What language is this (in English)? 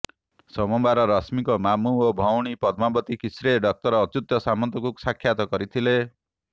Odia